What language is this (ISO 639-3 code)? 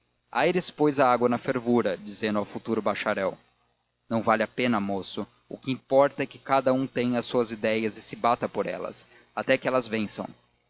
por